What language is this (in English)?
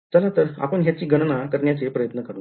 Marathi